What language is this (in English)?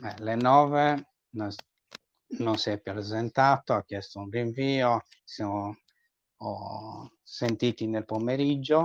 Italian